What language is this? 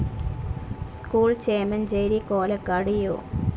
Malayalam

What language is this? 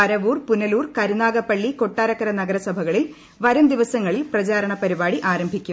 Malayalam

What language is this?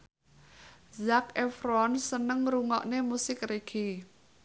Javanese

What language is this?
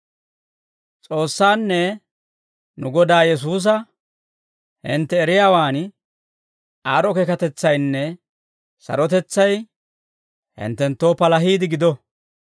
Dawro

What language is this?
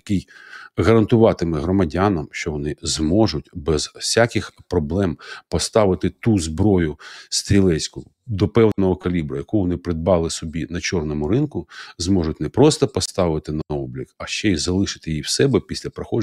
Ukrainian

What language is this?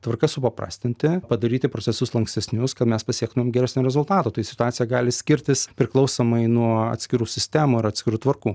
Lithuanian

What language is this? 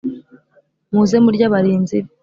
Kinyarwanda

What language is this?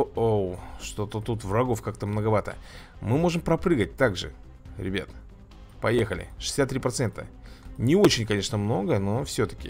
Russian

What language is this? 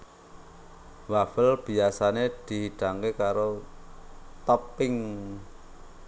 Javanese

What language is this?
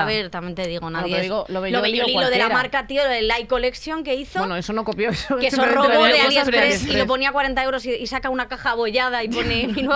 Spanish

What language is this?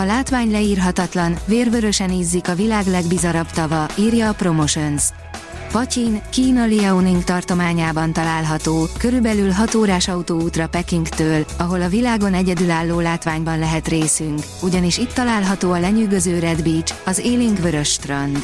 Hungarian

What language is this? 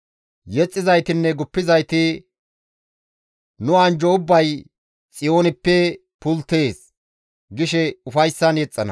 Gamo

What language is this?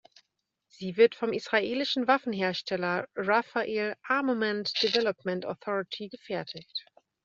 German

